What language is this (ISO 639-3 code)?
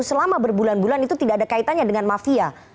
ind